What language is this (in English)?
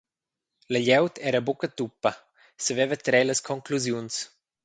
Romansh